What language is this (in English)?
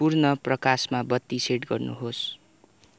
Nepali